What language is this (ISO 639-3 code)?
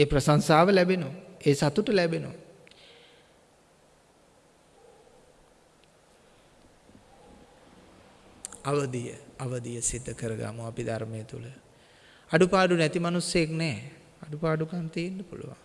sin